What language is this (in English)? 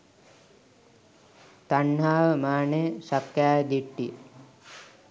Sinhala